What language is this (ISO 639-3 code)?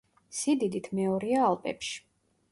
kat